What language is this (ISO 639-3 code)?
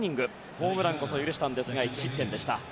jpn